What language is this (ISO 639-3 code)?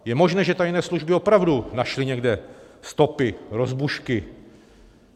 ces